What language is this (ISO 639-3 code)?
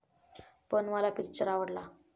mar